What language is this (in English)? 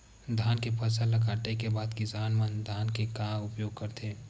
Chhattisgarhi